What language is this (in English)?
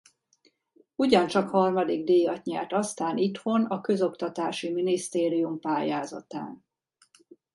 Hungarian